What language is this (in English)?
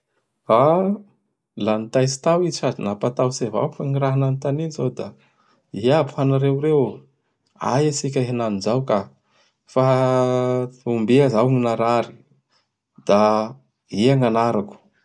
Bara Malagasy